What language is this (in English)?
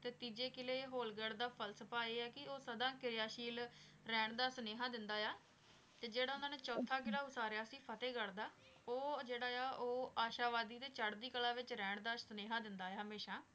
Punjabi